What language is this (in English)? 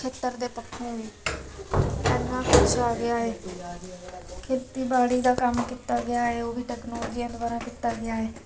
Punjabi